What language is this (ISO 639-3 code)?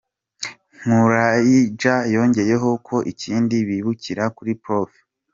kin